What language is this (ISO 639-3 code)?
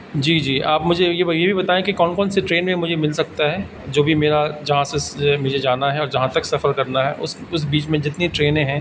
urd